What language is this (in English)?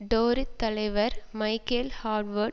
Tamil